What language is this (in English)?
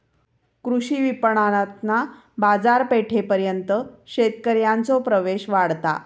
Marathi